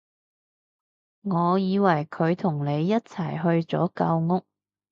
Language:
Cantonese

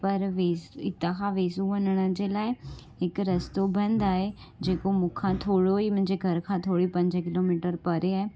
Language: Sindhi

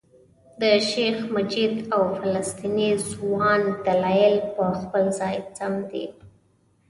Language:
Pashto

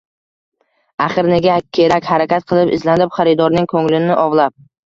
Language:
Uzbek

